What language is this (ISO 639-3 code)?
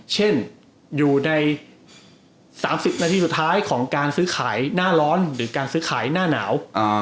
tha